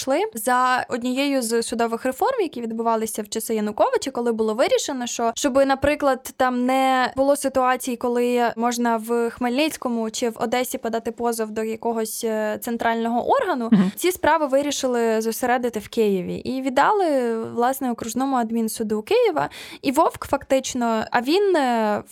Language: Ukrainian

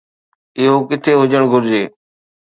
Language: Sindhi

